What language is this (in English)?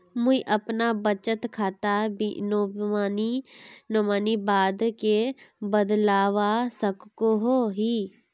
Magahi